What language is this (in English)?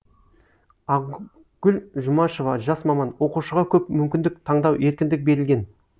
Kazakh